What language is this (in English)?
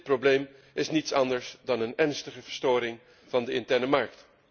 Dutch